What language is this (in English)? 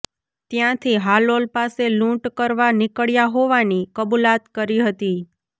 Gujarati